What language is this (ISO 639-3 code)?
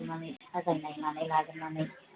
brx